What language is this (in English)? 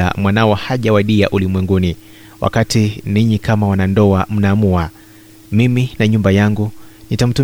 Swahili